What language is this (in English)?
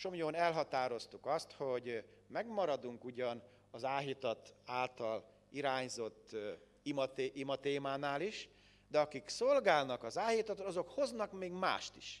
Hungarian